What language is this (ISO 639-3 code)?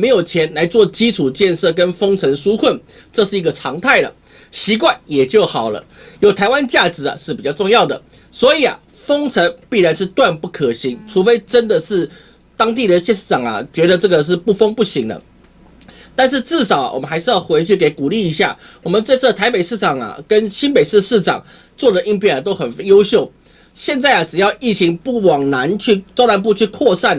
zho